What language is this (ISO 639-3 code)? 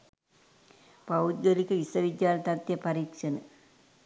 sin